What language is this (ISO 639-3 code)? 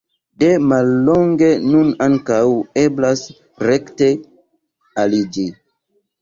epo